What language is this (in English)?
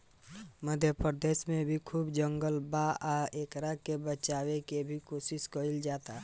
Bhojpuri